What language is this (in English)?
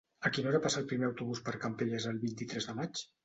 Catalan